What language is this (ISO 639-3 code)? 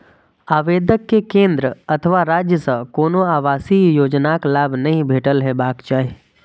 mai